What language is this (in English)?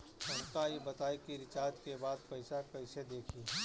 Bhojpuri